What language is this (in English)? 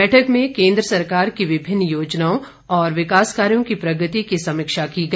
Hindi